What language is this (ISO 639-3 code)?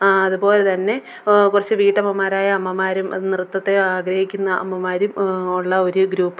mal